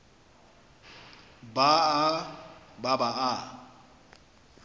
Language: Northern Sotho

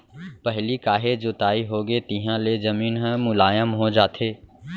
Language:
Chhattisgarhi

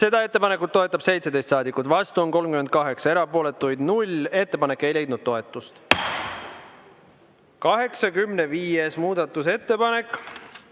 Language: Estonian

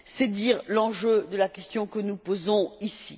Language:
French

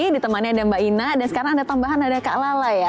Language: Indonesian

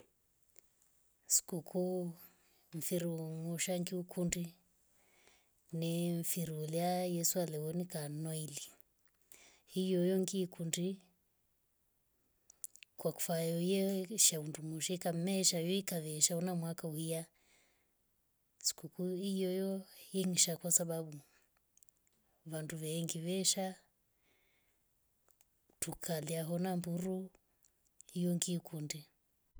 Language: Rombo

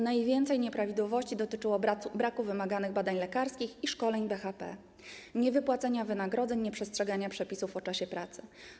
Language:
Polish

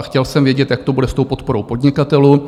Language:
Czech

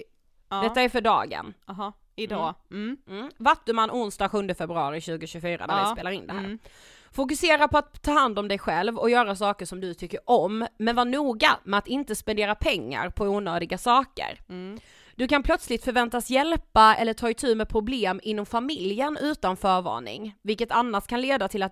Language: Swedish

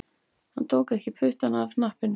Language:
Icelandic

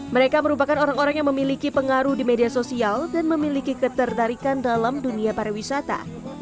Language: Indonesian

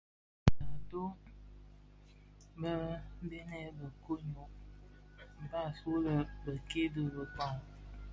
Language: Bafia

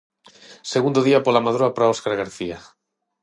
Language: Galician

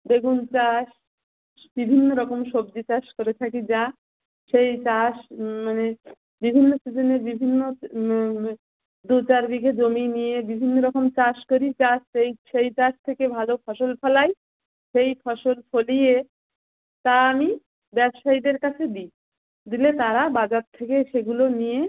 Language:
Bangla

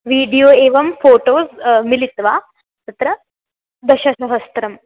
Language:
Sanskrit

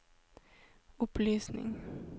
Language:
Norwegian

